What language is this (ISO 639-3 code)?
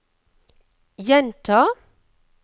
nor